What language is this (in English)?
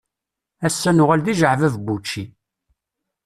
Kabyle